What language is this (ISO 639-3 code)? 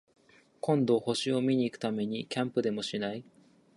jpn